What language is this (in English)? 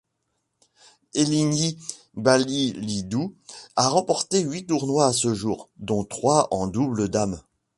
French